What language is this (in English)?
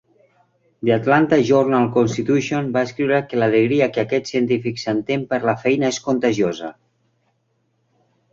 Catalan